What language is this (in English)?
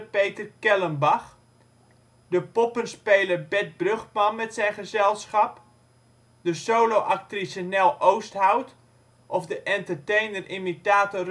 Dutch